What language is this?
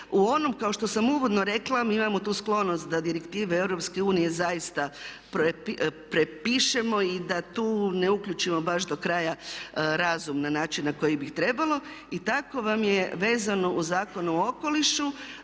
Croatian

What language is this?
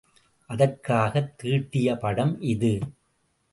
Tamil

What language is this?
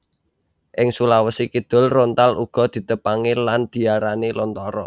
Javanese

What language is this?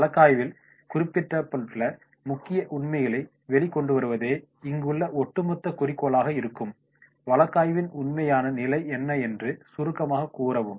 Tamil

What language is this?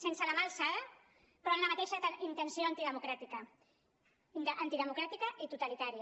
Catalan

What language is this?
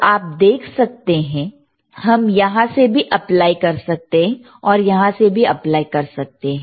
Hindi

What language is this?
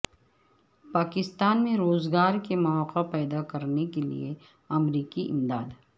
Urdu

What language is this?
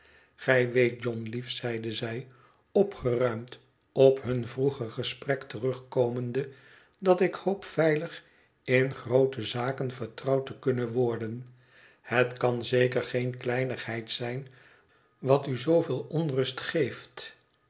Dutch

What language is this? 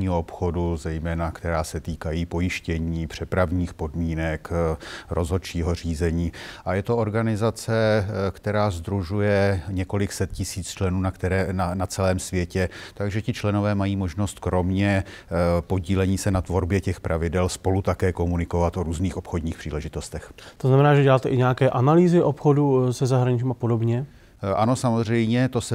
Czech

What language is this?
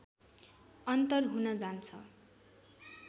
Nepali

